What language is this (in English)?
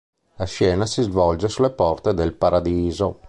Italian